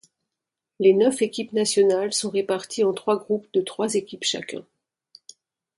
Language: French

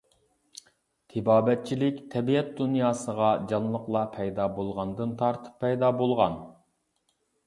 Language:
Uyghur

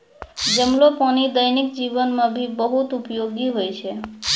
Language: Maithili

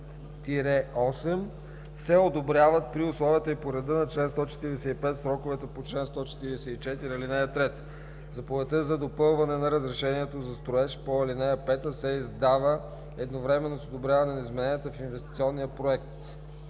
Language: Bulgarian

